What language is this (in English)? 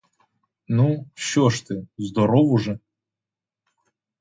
Ukrainian